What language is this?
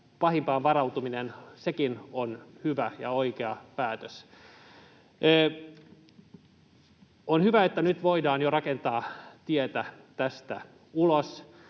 Finnish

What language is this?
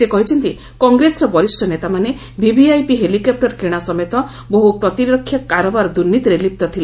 Odia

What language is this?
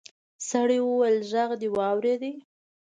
Pashto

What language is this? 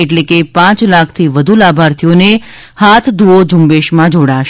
Gujarati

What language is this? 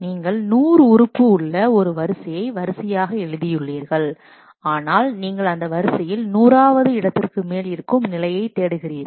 Tamil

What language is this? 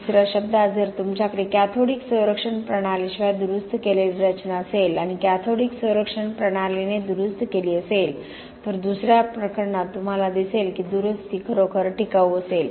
Marathi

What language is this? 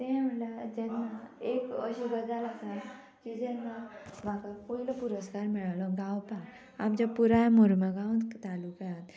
Konkani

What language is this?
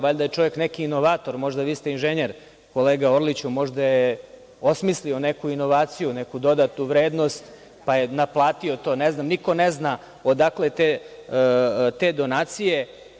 Serbian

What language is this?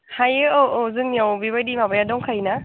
Bodo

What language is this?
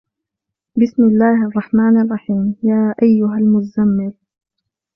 Arabic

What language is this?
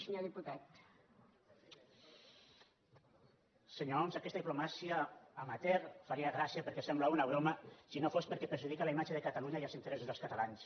Catalan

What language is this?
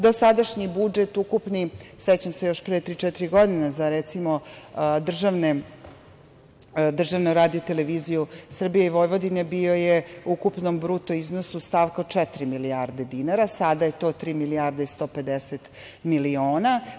Serbian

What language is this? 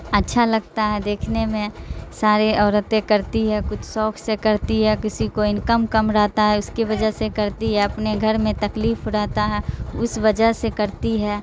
Urdu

